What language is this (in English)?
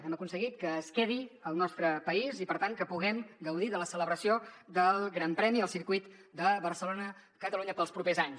Catalan